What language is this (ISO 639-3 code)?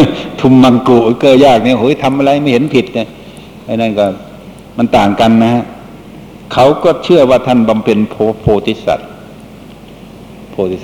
tha